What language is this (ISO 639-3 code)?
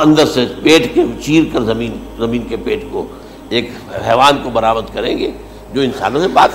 urd